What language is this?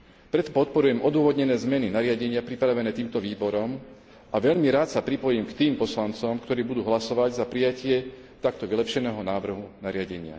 Slovak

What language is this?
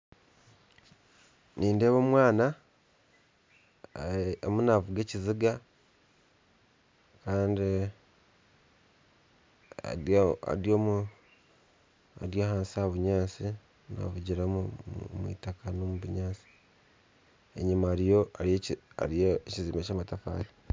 Nyankole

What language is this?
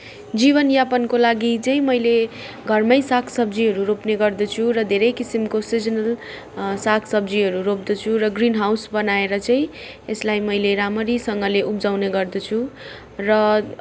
Nepali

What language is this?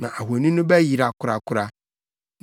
Akan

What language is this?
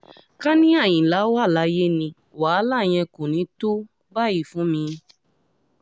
Yoruba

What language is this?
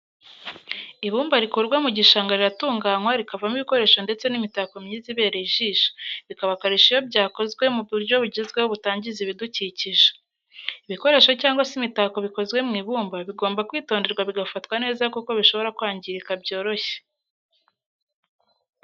Kinyarwanda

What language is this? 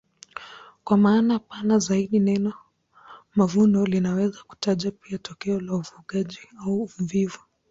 Swahili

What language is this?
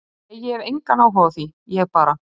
Icelandic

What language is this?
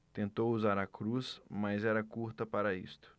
Portuguese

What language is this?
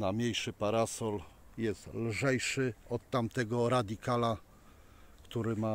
Polish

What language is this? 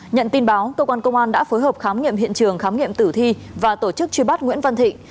Vietnamese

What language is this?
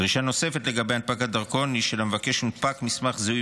Hebrew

